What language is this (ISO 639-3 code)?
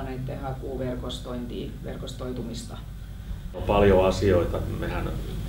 fin